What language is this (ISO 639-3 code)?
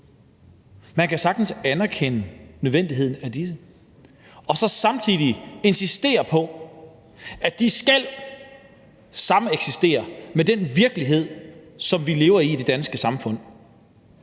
dan